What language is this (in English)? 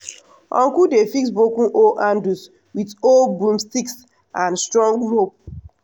Nigerian Pidgin